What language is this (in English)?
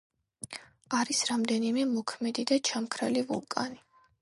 Georgian